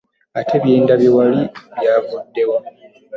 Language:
Ganda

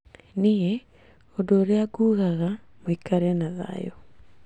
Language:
Kikuyu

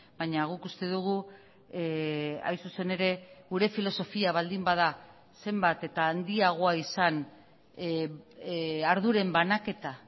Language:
Basque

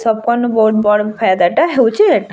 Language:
Odia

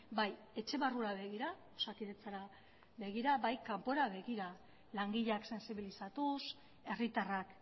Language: Basque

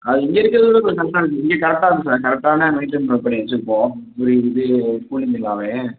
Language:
Tamil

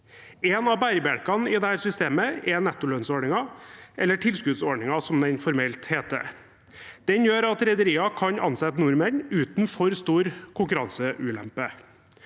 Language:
Norwegian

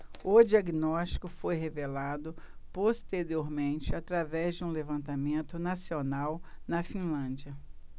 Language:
Portuguese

